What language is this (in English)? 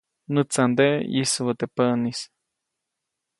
Copainalá Zoque